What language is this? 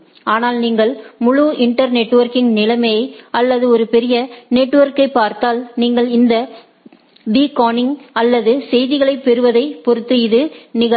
Tamil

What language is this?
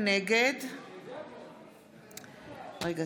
Hebrew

